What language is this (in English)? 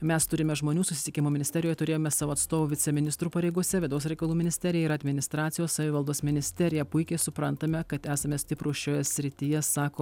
Lithuanian